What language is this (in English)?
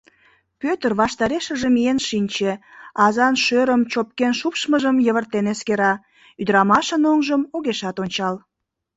Mari